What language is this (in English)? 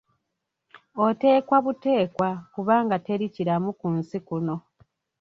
Ganda